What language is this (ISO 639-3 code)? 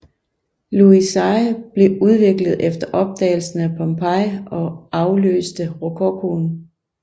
dan